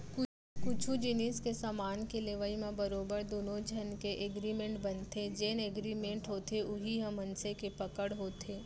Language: Chhattisgarhi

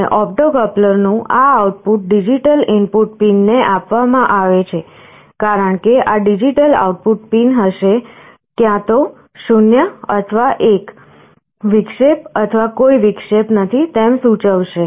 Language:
Gujarati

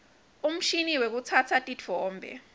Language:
Swati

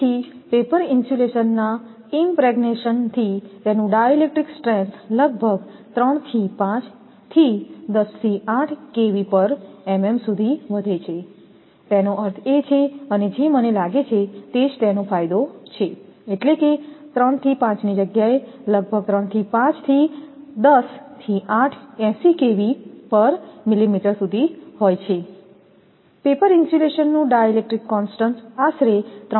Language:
Gujarati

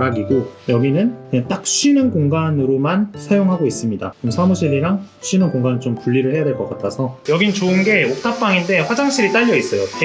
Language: Korean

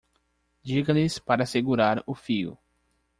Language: Portuguese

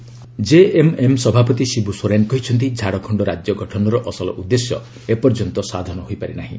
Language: Odia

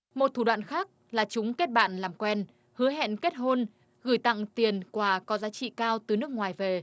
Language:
Vietnamese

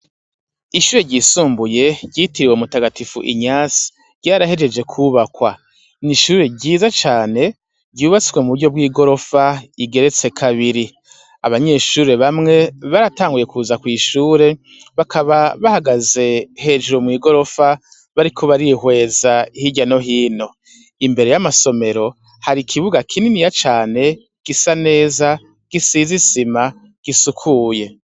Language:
Rundi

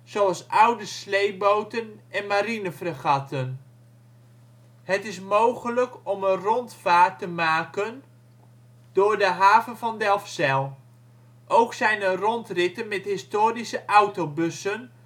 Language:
Dutch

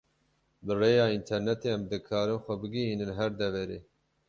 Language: Kurdish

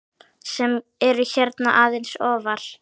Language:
Icelandic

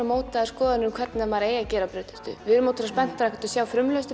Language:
Icelandic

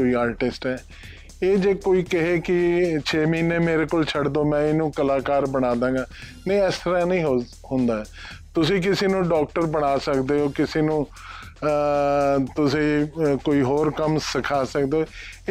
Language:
Punjabi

